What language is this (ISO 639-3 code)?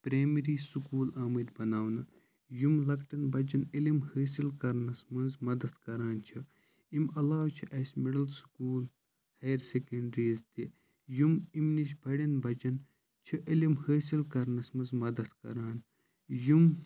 kas